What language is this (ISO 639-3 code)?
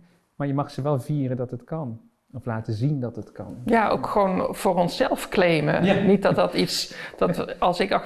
nld